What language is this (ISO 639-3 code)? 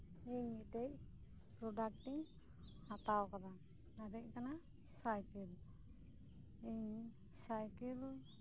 sat